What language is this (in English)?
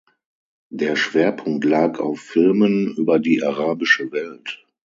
German